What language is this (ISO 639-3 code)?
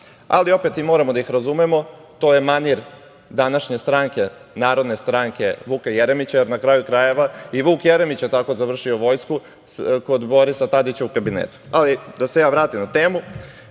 srp